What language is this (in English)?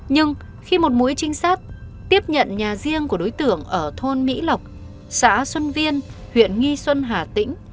Vietnamese